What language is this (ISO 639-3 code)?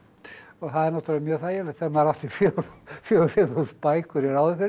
isl